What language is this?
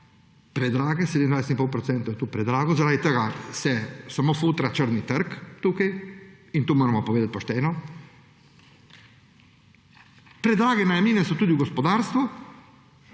Slovenian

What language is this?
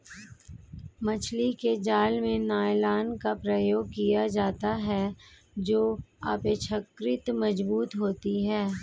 Hindi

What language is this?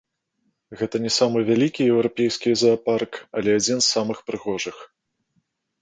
Belarusian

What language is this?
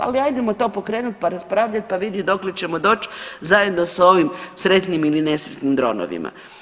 Croatian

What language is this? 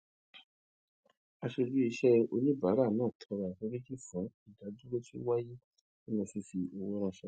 Yoruba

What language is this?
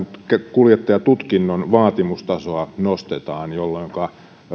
Finnish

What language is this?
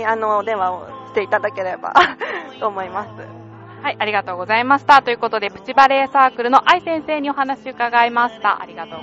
Japanese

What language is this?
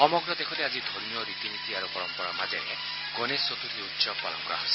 Assamese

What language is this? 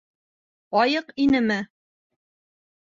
Bashkir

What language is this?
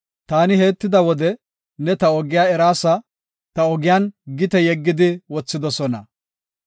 Gofa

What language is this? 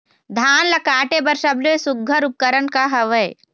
Chhattisgarhi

